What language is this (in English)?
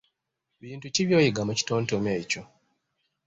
Ganda